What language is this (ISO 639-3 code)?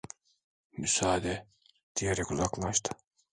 tur